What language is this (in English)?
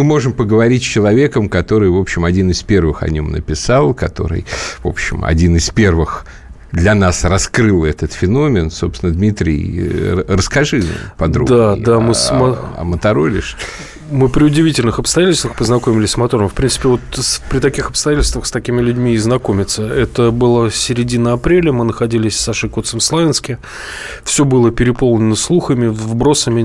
Russian